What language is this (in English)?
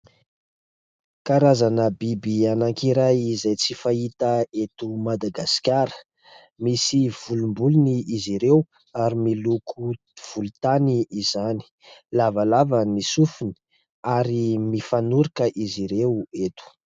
Malagasy